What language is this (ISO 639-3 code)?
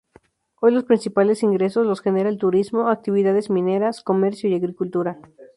spa